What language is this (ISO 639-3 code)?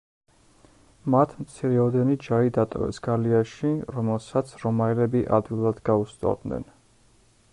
kat